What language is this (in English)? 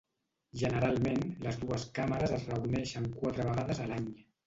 Catalan